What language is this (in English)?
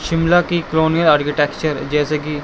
Urdu